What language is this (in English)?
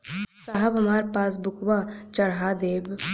Bhojpuri